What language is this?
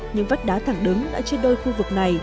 Vietnamese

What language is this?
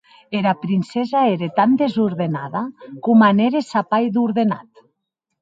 Occitan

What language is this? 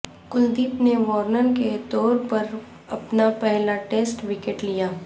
Urdu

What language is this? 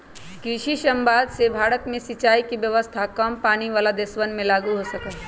Magahi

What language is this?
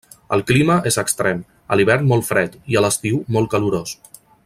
Catalan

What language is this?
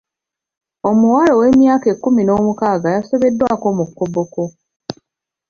Ganda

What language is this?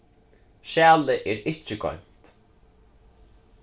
Faroese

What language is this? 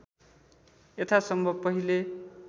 Nepali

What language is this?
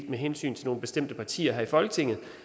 Danish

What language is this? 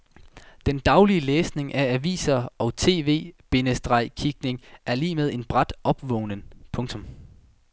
Danish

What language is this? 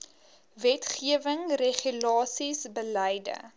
Afrikaans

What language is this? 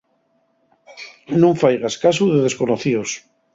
Asturian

